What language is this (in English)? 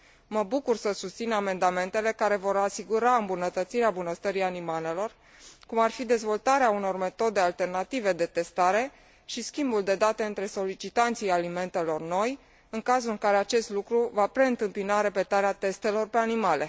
Romanian